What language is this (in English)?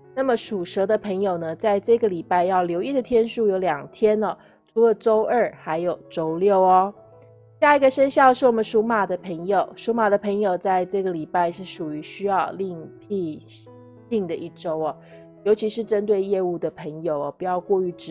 Chinese